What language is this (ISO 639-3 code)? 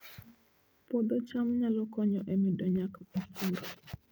luo